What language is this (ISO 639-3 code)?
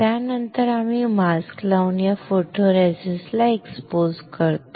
mar